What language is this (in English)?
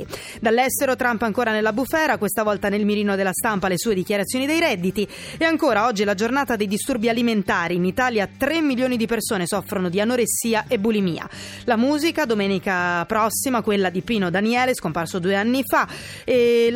Italian